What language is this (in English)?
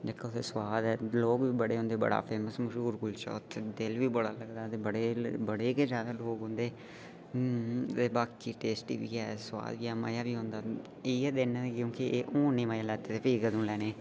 Dogri